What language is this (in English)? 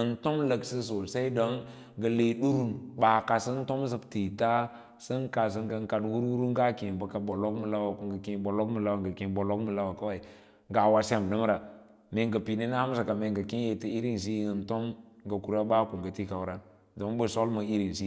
Lala-Roba